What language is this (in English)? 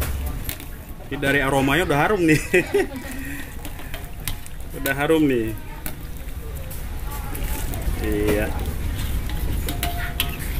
Indonesian